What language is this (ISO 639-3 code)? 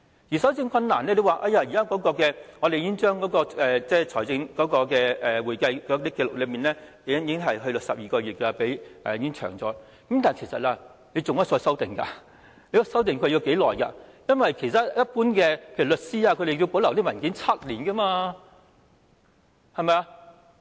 yue